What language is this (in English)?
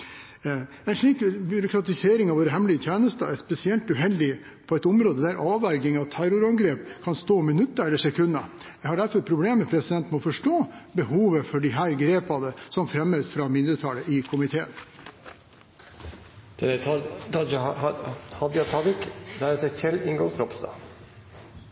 Norwegian